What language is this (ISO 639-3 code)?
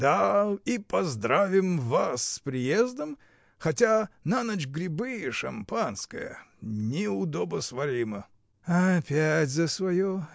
rus